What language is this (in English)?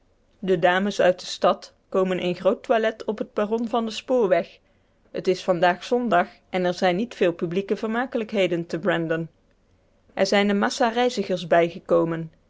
Dutch